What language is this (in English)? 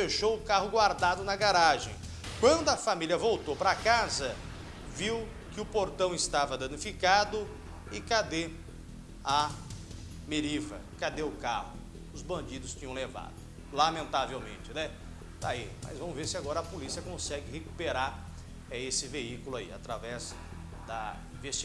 Portuguese